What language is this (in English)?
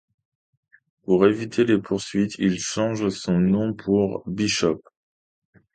French